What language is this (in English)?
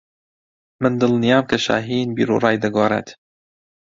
Central Kurdish